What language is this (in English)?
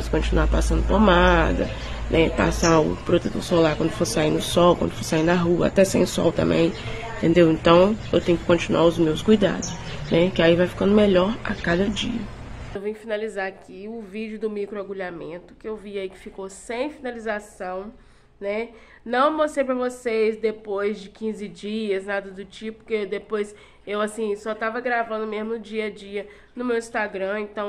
Portuguese